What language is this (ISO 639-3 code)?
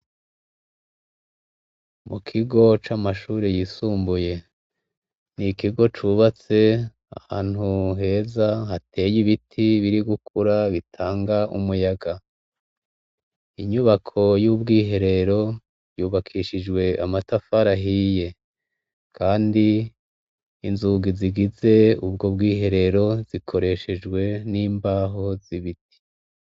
run